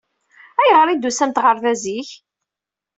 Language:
Kabyle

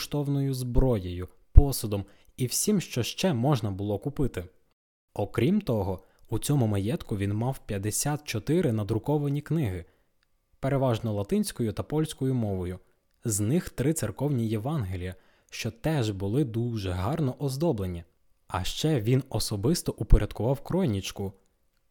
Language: Ukrainian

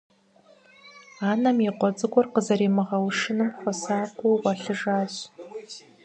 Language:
Kabardian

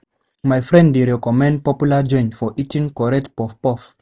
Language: Nigerian Pidgin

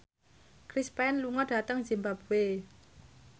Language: Javanese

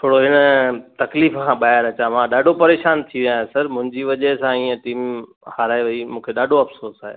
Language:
Sindhi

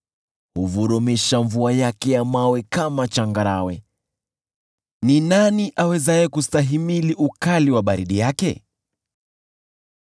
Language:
Swahili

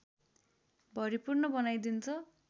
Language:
Nepali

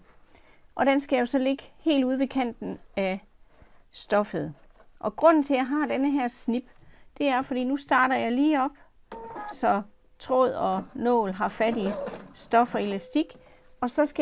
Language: Danish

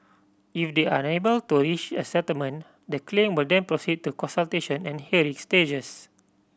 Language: English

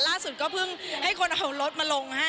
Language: Thai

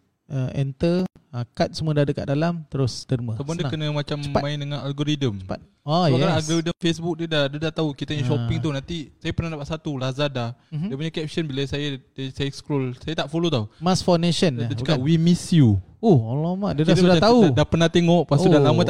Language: Malay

